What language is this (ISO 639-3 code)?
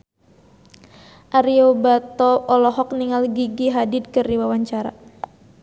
sun